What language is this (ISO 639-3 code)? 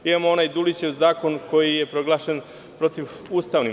srp